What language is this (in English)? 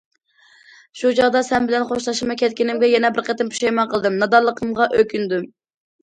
Uyghur